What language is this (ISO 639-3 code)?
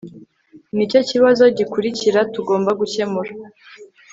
kin